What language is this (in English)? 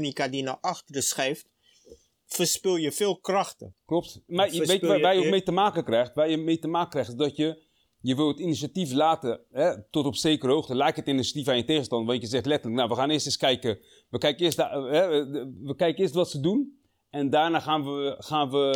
Dutch